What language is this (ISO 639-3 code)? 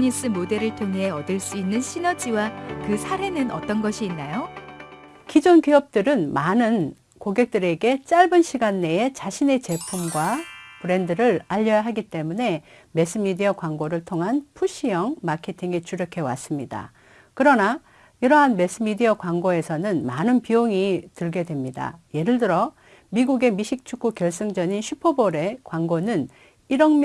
kor